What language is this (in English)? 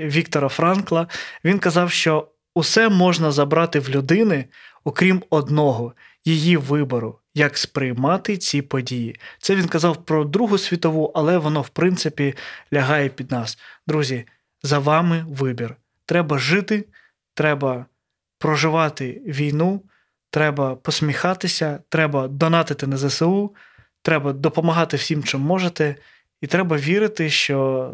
Ukrainian